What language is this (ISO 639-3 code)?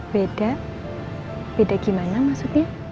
ind